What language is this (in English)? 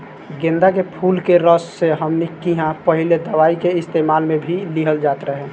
Bhojpuri